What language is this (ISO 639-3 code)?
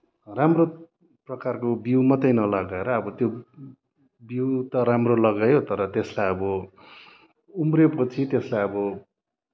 nep